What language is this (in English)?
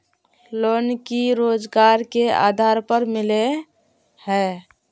Magahi